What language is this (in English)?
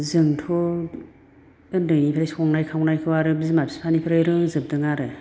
Bodo